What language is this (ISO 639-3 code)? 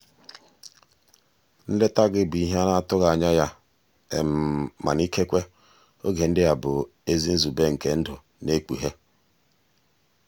ibo